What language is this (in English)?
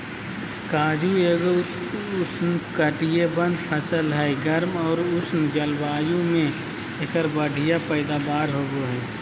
Magahi